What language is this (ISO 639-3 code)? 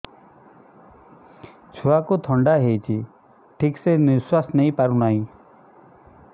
ori